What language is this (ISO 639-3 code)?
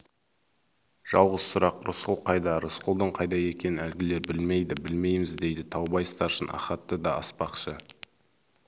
kaz